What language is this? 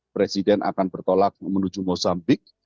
Indonesian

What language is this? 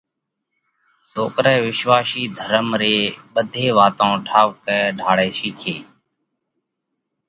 Parkari Koli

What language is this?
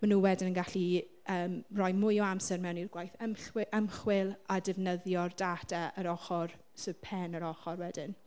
Welsh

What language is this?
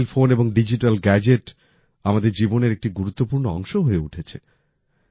Bangla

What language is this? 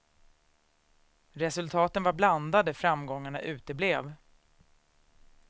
Swedish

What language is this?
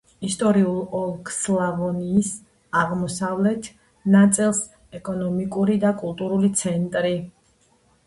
Georgian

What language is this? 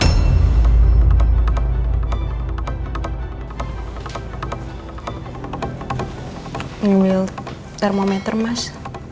Indonesian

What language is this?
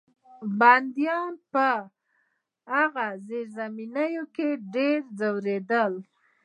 Pashto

